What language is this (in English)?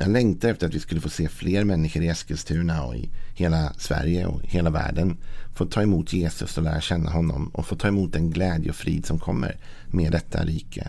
Swedish